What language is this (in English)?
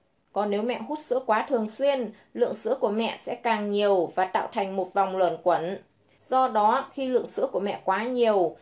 Vietnamese